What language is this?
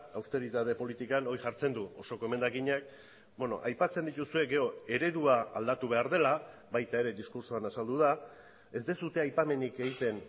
Basque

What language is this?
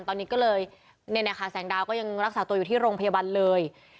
Thai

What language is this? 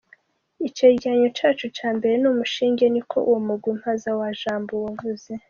Kinyarwanda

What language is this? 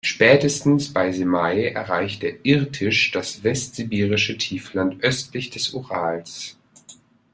German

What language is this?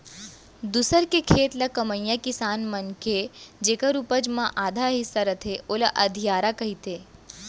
Chhattisgarhi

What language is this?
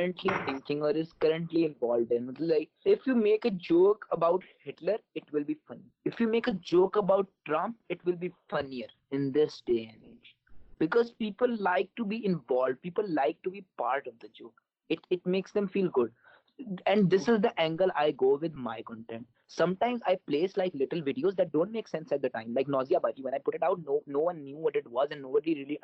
Urdu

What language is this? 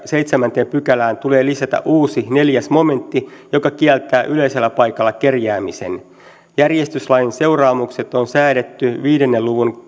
Finnish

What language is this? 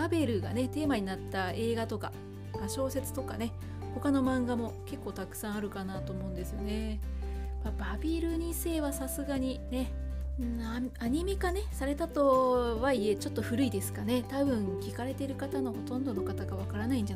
Japanese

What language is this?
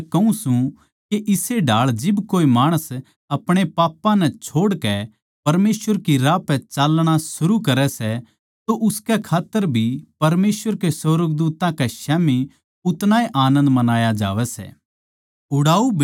Haryanvi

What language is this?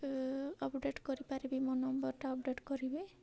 Odia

